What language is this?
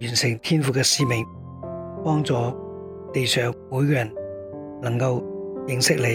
Chinese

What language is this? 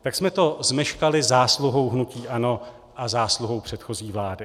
Czech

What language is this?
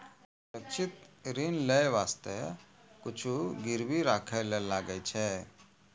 Maithili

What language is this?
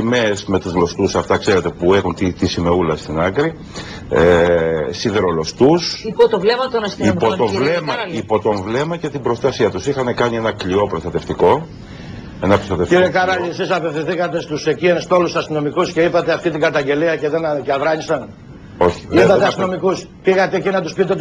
Greek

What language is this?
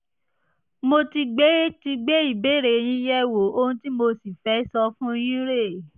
Yoruba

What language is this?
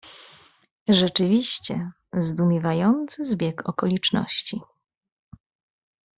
Polish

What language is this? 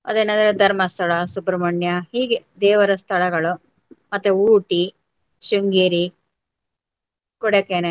Kannada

